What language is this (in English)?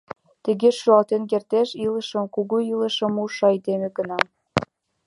Mari